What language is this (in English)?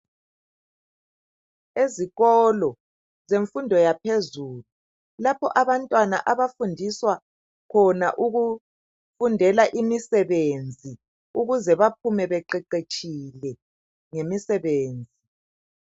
North Ndebele